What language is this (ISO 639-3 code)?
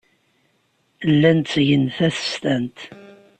kab